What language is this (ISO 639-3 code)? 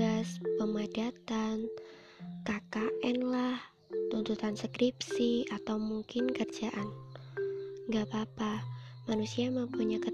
ind